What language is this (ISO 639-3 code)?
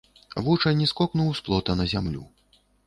bel